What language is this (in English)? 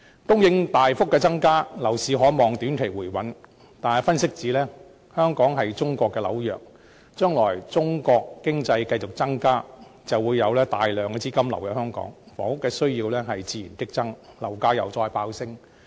Cantonese